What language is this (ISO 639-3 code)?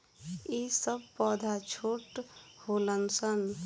bho